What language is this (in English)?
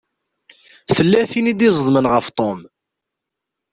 Kabyle